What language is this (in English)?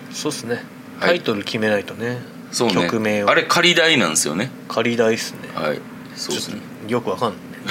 Japanese